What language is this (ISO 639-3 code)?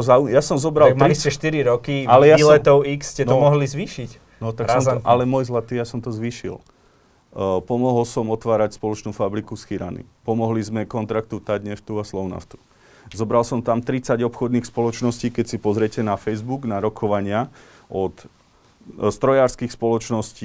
slk